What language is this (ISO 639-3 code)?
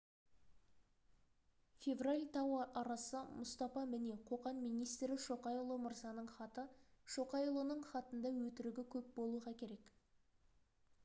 kaz